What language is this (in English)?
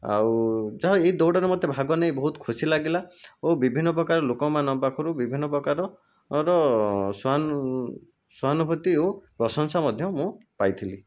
Odia